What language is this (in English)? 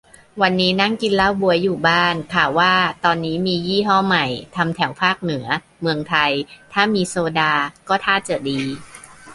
Thai